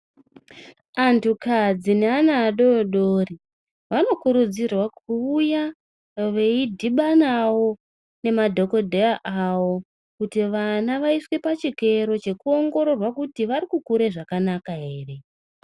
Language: Ndau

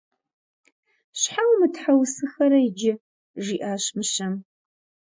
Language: Kabardian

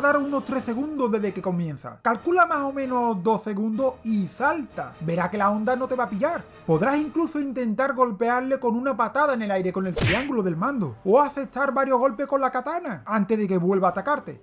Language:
Spanish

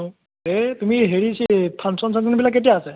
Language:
Assamese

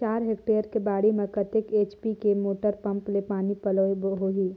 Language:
Chhattisgarhi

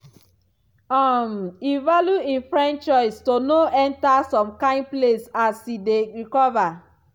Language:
Nigerian Pidgin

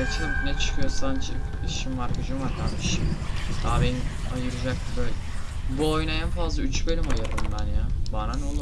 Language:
Turkish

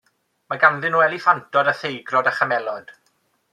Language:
Welsh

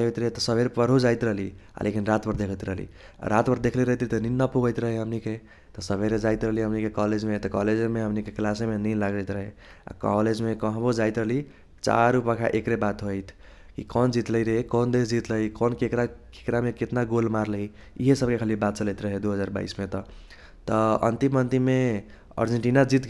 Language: Kochila Tharu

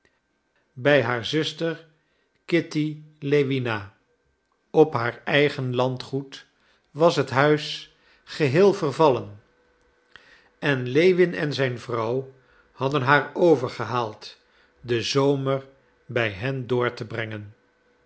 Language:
Dutch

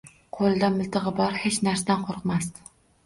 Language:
Uzbek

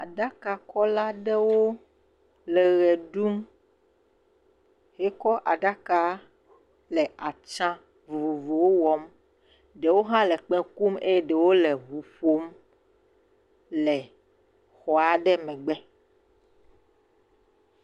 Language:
Ewe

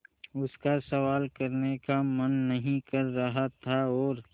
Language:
Hindi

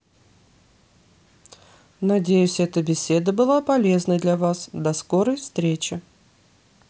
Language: Russian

